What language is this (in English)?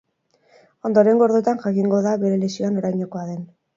Basque